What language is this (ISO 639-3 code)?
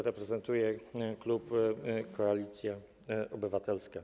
pol